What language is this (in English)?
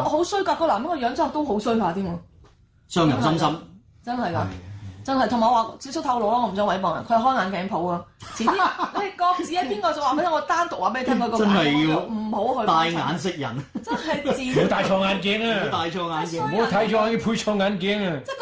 Chinese